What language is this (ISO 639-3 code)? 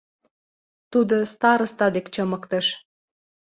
chm